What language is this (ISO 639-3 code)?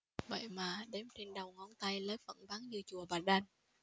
vie